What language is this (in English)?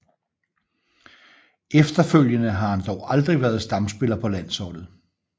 Danish